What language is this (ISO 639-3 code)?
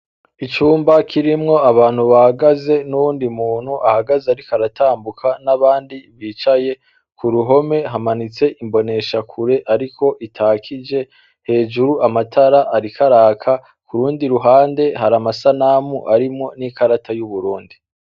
run